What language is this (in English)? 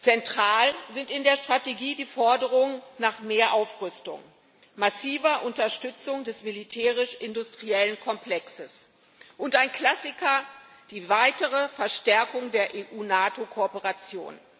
German